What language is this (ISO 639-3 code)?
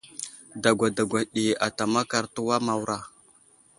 udl